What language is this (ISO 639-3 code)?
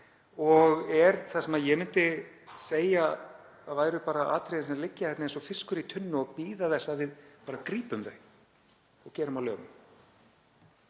isl